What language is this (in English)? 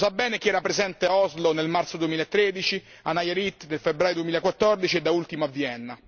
Italian